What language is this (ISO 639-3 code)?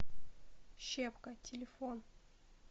rus